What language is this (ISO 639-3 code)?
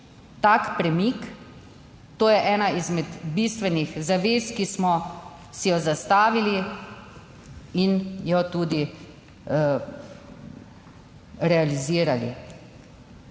slv